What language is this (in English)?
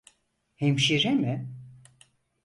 Turkish